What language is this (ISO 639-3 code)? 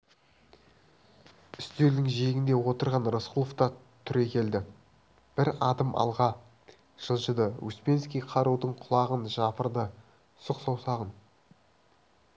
kaz